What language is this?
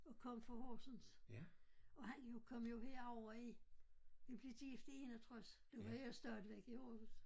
Danish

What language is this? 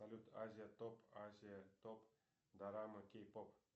Russian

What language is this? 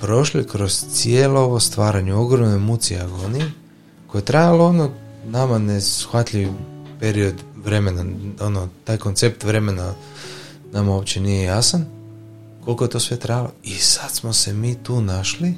Croatian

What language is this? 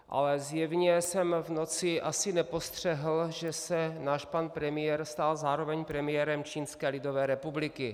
Czech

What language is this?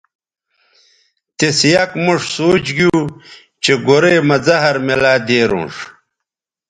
Bateri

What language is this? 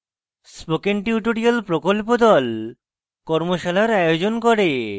Bangla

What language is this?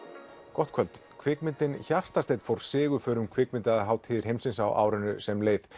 Icelandic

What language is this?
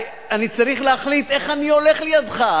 Hebrew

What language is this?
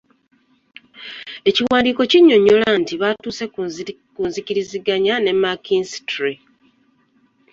Ganda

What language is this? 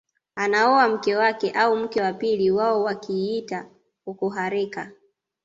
Swahili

